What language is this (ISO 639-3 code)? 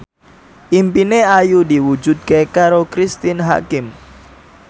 jav